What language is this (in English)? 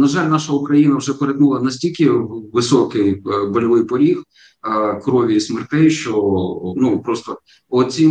Ukrainian